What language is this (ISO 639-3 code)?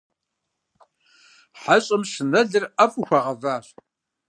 kbd